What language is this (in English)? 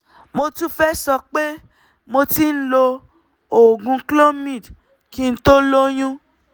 Yoruba